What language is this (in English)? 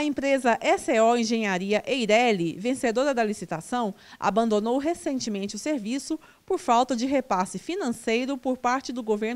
Portuguese